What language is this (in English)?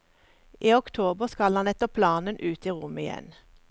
Norwegian